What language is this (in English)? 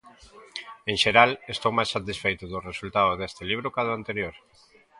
Galician